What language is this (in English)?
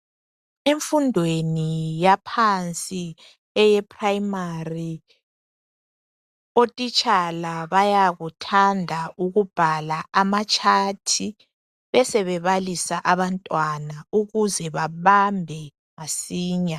North Ndebele